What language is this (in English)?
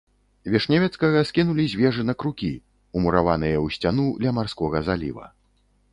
Belarusian